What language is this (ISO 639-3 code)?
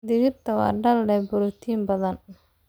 som